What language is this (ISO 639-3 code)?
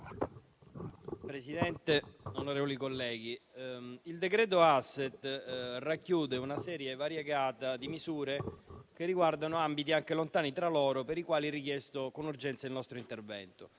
ita